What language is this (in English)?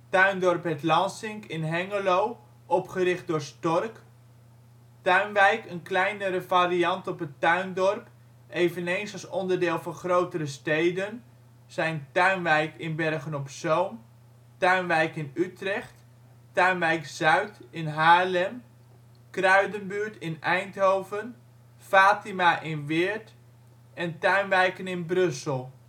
Dutch